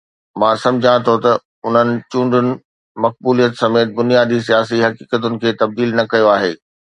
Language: Sindhi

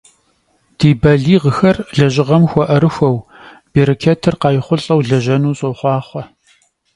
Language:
Kabardian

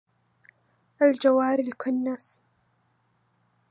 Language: Arabic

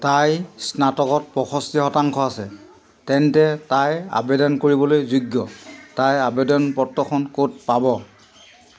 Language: Assamese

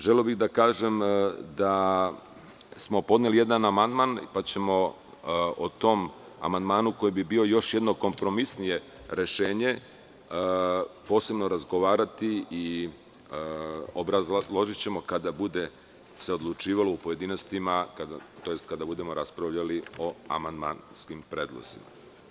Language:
Serbian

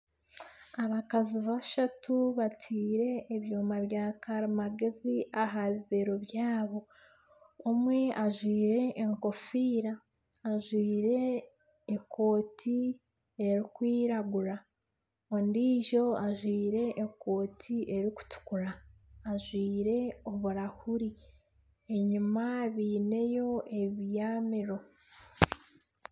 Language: Nyankole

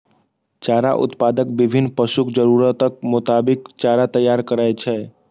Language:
Maithili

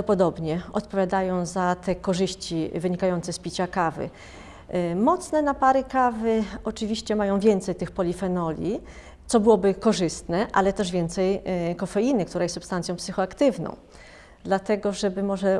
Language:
Polish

